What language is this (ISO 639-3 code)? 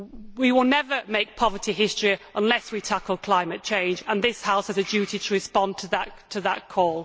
eng